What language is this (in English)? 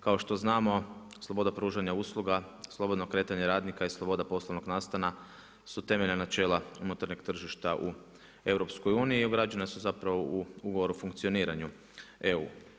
Croatian